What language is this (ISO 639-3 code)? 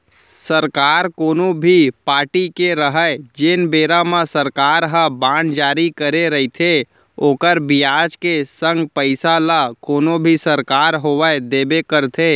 hne